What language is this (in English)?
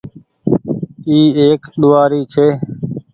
Goaria